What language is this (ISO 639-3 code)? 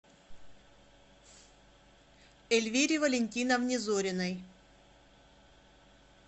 rus